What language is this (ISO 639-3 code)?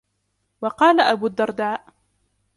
ara